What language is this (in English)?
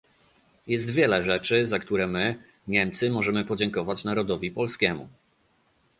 Polish